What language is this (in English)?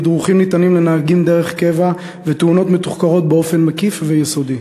Hebrew